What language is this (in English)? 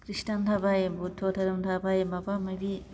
Bodo